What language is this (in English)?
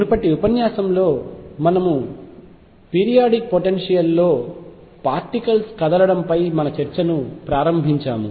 Telugu